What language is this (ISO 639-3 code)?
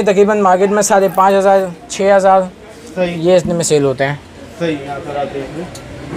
hin